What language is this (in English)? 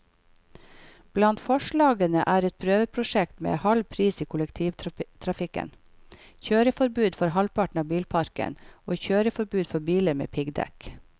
Norwegian